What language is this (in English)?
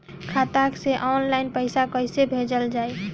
Bhojpuri